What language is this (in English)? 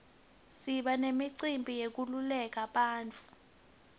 Swati